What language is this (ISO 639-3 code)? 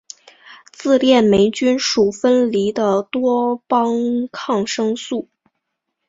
zho